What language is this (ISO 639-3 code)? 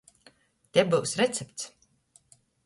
ltg